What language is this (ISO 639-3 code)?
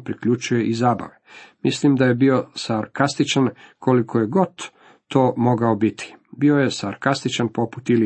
hrv